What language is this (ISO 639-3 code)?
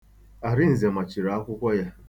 ibo